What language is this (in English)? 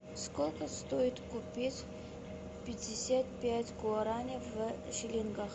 Russian